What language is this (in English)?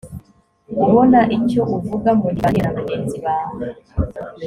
Kinyarwanda